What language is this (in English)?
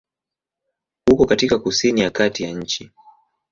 Swahili